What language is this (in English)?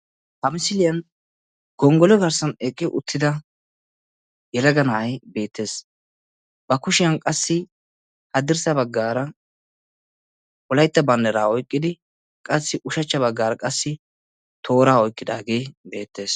Wolaytta